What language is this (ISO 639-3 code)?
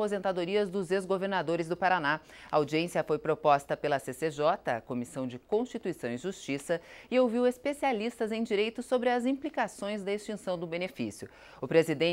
por